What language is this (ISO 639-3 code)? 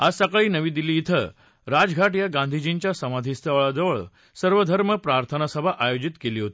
mar